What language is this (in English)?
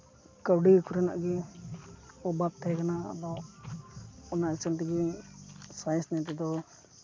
Santali